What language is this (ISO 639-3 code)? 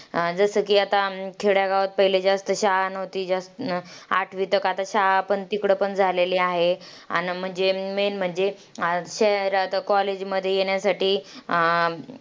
mar